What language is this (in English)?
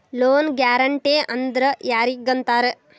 Kannada